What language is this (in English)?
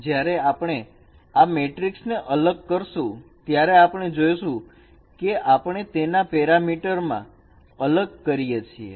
Gujarati